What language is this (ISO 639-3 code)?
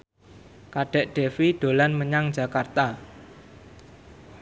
jav